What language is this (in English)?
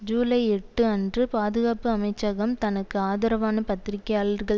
Tamil